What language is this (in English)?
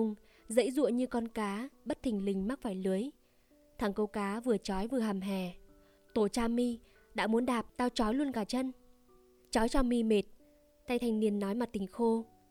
Vietnamese